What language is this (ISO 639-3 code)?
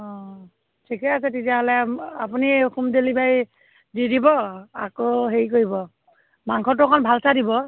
asm